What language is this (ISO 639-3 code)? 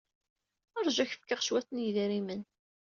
kab